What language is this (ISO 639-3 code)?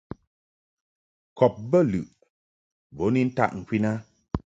mhk